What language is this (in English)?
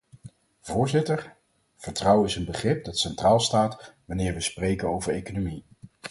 Dutch